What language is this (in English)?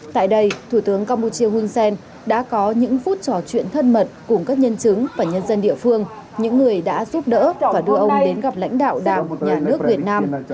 Vietnamese